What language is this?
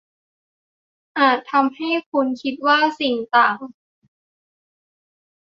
Thai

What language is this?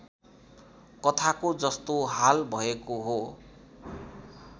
Nepali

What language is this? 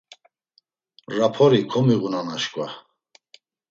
Laz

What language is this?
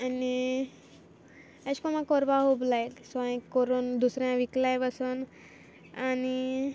Konkani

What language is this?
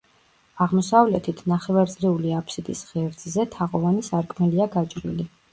Georgian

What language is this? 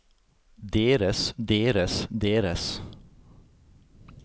Norwegian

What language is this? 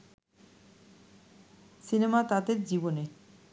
Bangla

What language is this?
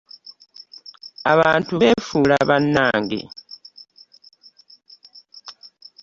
Ganda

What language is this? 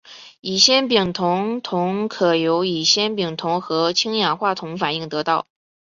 Chinese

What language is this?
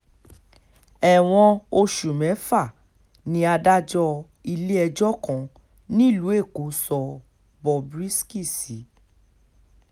Yoruba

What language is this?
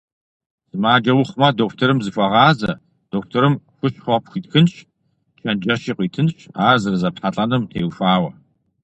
Kabardian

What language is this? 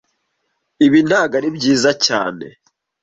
Kinyarwanda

